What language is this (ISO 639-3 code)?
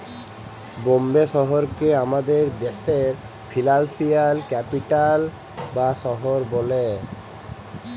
ben